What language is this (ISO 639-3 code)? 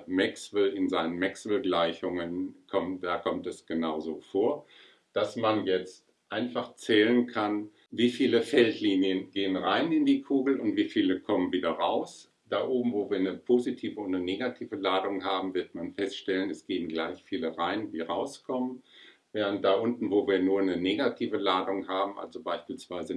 deu